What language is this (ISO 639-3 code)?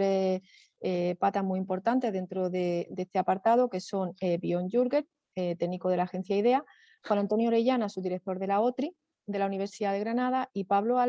spa